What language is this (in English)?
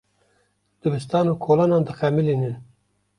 Kurdish